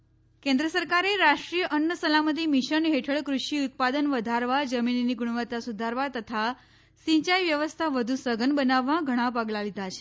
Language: Gujarati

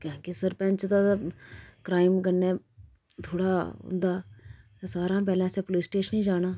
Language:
Dogri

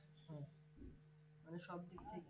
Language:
Bangla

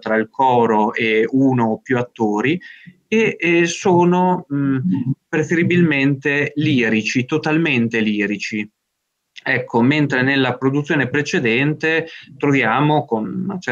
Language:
Italian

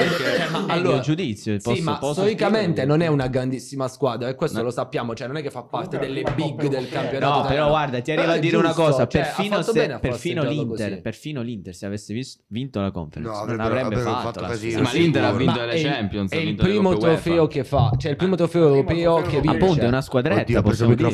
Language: Italian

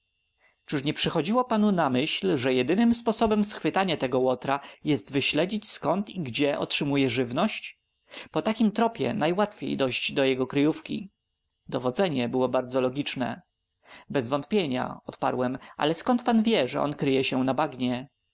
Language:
Polish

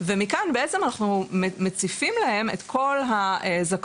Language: Hebrew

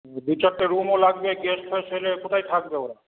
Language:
Bangla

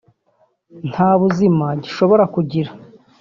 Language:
Kinyarwanda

